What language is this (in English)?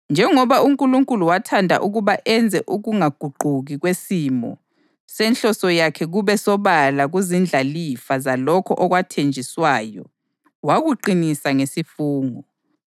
North Ndebele